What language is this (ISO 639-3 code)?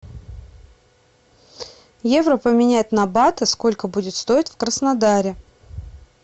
rus